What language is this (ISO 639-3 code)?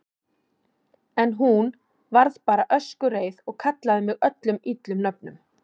isl